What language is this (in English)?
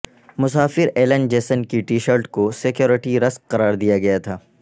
Urdu